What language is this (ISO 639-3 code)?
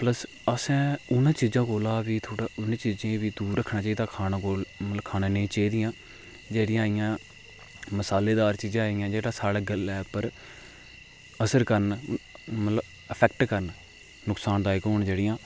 doi